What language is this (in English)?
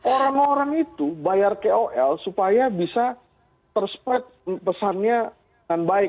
Indonesian